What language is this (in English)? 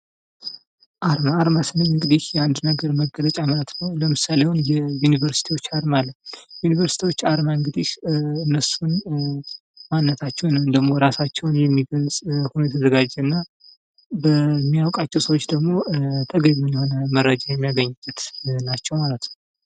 Amharic